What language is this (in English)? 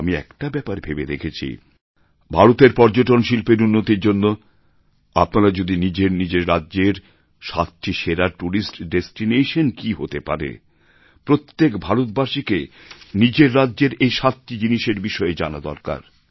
Bangla